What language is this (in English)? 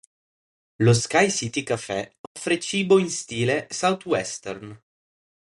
Italian